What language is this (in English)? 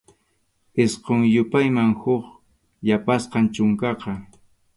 Arequipa-La Unión Quechua